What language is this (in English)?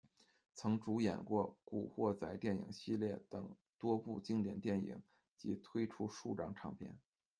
Chinese